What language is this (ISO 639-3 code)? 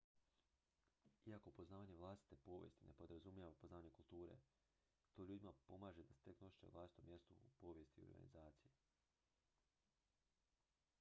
hrv